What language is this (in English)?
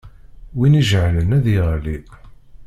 Kabyle